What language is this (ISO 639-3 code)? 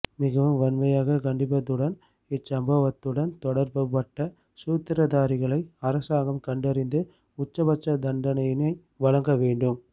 tam